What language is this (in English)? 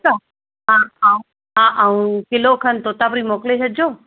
Sindhi